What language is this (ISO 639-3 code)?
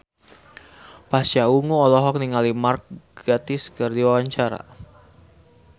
sun